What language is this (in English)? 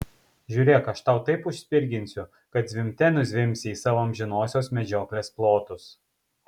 Lithuanian